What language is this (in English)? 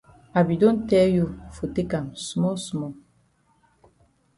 Cameroon Pidgin